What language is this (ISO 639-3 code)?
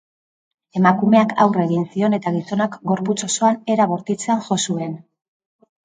eus